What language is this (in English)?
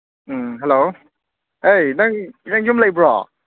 Manipuri